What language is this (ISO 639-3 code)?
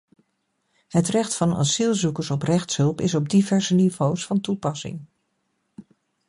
nld